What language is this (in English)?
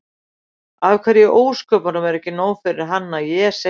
Icelandic